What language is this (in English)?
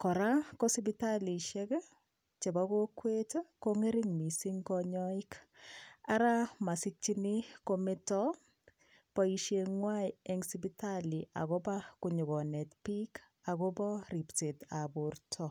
Kalenjin